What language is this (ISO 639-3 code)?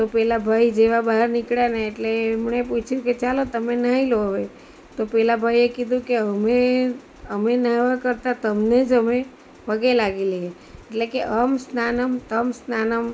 guj